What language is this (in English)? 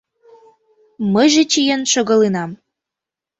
Mari